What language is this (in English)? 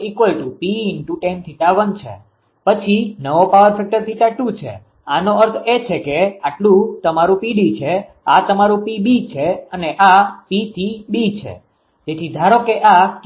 Gujarati